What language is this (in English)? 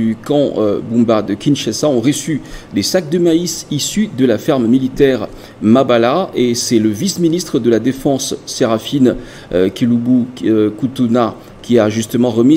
French